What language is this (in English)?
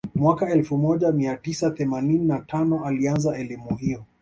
Swahili